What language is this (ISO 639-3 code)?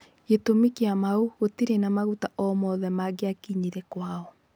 kik